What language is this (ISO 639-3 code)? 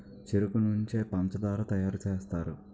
tel